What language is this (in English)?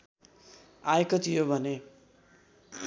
Nepali